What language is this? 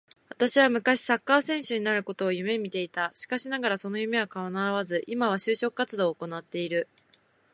Japanese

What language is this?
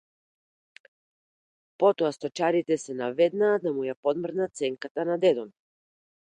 Macedonian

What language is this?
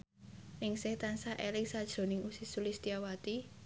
Javanese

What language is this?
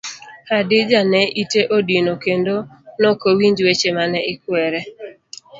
Luo (Kenya and Tanzania)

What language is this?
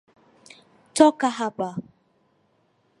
Swahili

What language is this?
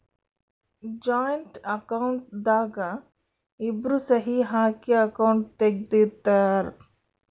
Kannada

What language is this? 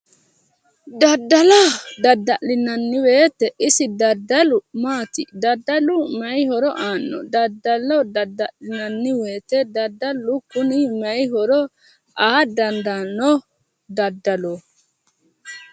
Sidamo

